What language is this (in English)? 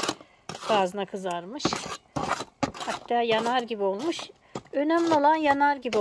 Turkish